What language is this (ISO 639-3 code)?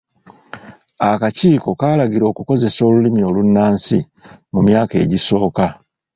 lug